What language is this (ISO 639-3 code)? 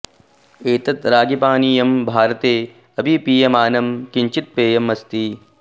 san